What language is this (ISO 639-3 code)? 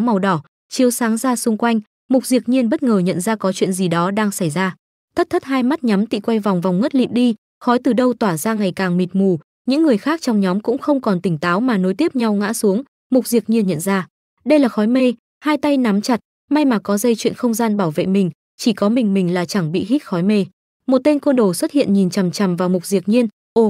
vie